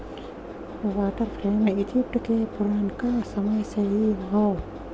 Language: Bhojpuri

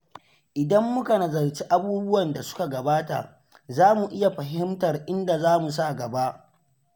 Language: Hausa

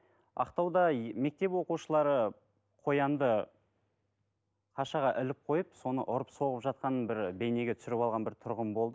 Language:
Kazakh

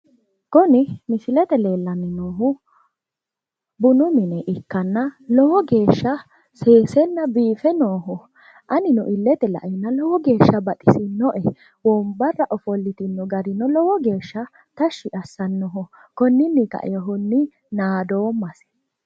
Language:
Sidamo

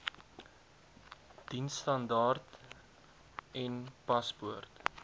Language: Afrikaans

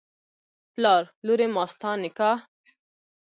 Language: Pashto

